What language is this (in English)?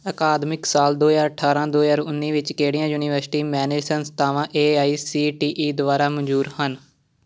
Punjabi